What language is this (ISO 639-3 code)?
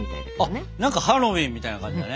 jpn